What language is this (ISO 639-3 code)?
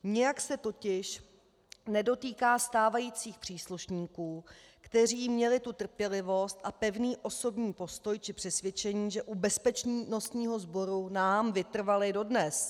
ces